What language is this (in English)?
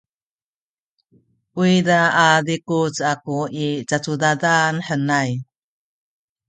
Sakizaya